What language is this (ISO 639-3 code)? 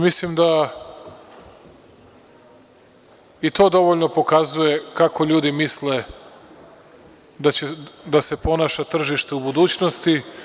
srp